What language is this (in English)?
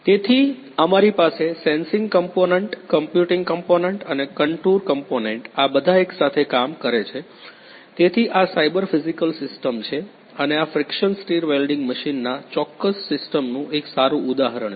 Gujarati